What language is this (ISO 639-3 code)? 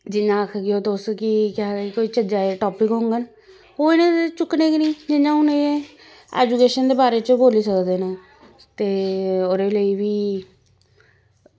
doi